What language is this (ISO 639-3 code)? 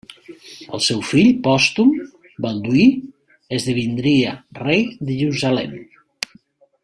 cat